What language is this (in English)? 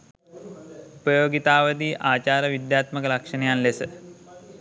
Sinhala